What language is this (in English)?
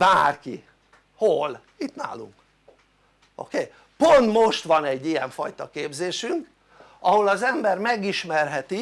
Hungarian